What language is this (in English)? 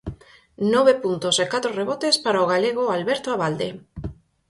Galician